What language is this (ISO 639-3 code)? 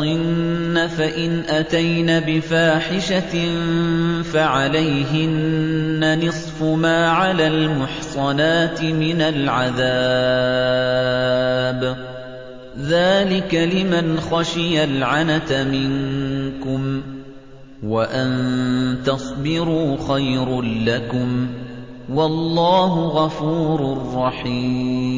ara